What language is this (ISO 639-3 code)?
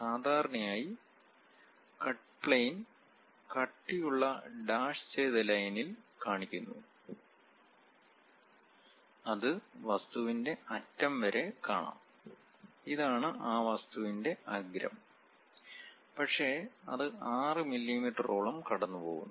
mal